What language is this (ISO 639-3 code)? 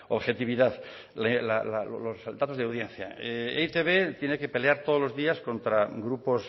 spa